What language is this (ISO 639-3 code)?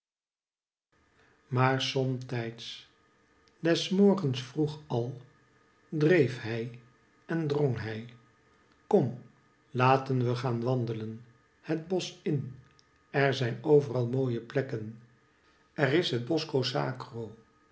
nld